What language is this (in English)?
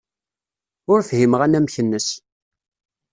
Kabyle